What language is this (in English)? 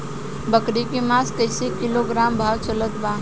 Bhojpuri